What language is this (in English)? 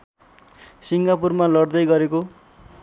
Nepali